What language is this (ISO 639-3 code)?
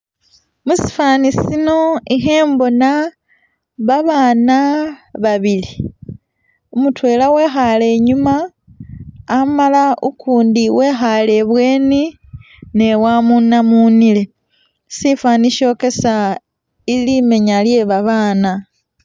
myx